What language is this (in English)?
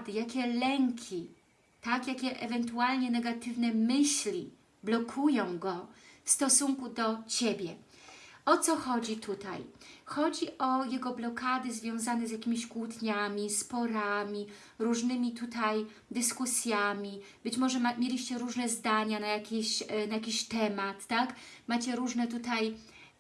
Polish